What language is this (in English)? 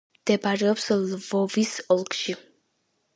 Georgian